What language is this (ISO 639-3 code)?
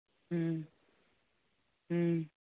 mni